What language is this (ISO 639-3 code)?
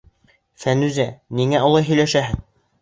bak